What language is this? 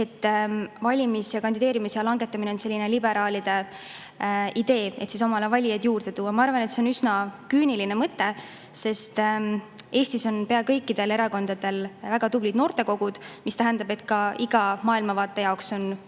Estonian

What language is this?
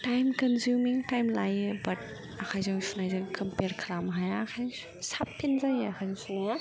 Bodo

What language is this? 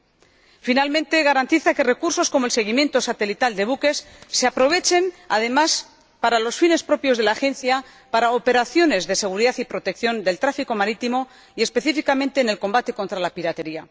Spanish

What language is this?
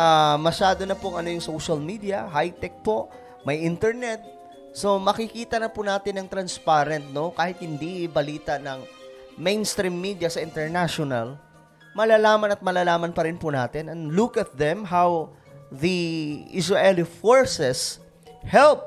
Filipino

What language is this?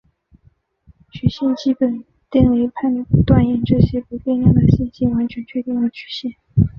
Chinese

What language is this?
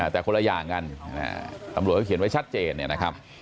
Thai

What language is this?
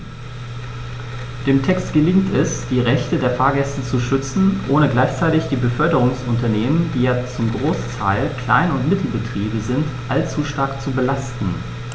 German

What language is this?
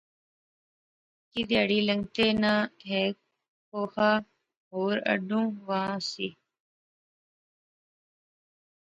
Pahari-Potwari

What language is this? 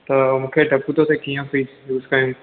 Sindhi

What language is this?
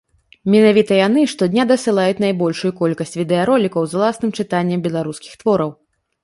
Belarusian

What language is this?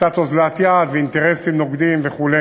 Hebrew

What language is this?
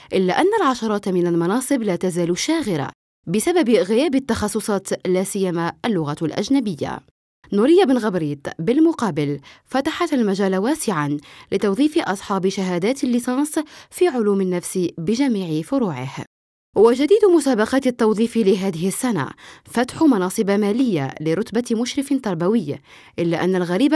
Arabic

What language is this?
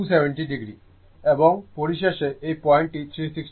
Bangla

